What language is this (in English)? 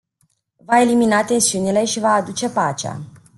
Romanian